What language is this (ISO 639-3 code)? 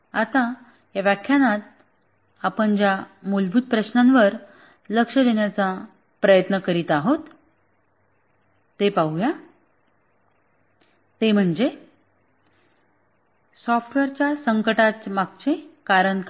mar